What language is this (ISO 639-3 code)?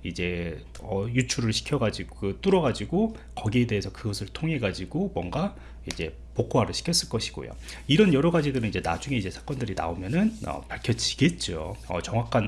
kor